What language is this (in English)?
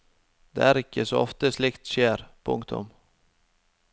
Norwegian